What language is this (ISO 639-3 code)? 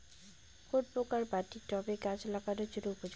ben